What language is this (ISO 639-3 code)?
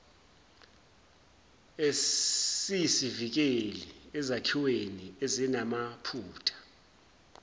zul